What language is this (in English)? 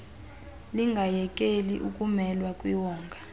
Xhosa